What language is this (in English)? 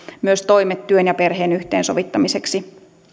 Finnish